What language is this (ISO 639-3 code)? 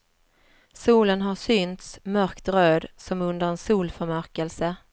swe